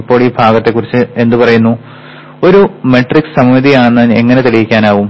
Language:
Malayalam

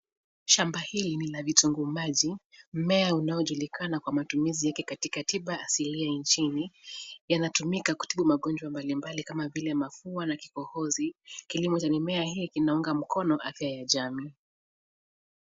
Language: Swahili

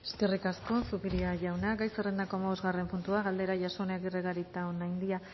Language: Basque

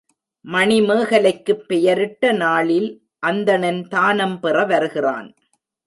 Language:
Tamil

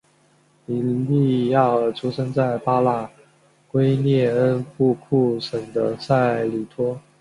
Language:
Chinese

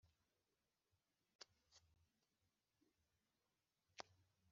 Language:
Kinyarwanda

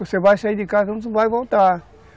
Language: Portuguese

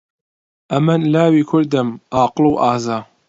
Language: Central Kurdish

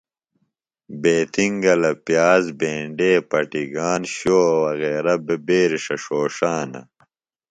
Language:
Phalura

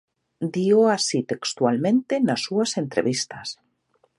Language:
Galician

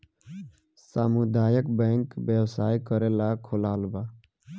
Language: Bhojpuri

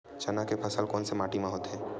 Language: Chhattisgarhi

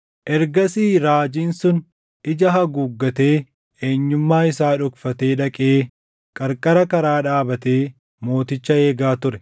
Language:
Oromo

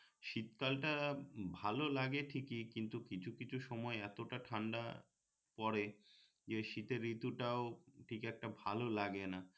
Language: Bangla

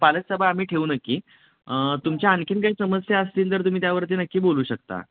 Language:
Marathi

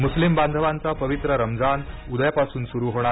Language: Marathi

